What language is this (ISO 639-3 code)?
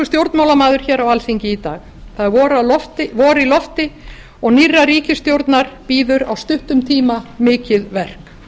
isl